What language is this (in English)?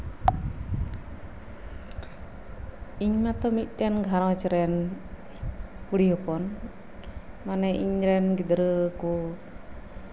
Santali